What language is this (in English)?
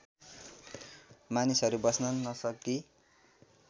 Nepali